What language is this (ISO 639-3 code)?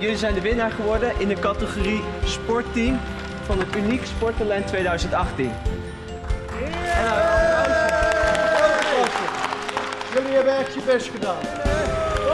nld